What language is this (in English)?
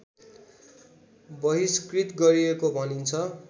Nepali